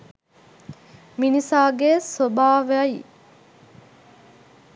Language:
Sinhala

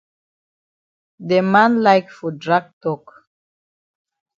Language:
Cameroon Pidgin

